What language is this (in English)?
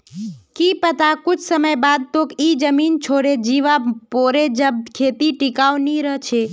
Magahi